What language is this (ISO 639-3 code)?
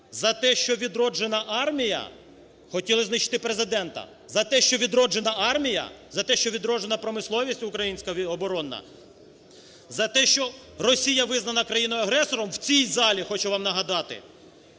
ukr